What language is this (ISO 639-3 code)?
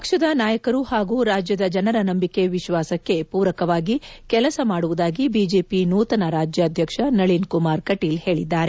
kan